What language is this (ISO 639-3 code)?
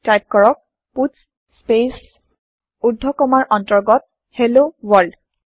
asm